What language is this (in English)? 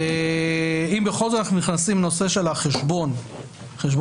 Hebrew